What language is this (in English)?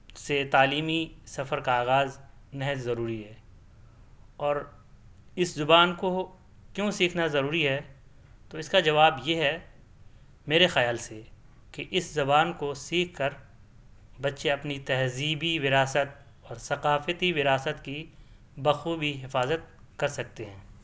Urdu